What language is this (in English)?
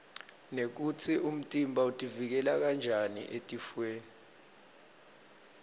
Swati